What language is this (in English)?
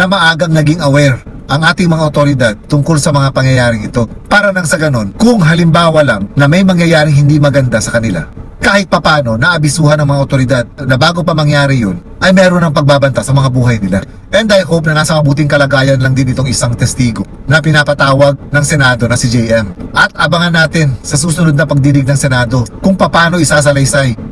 Filipino